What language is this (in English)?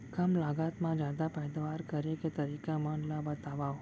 Chhattisgarhi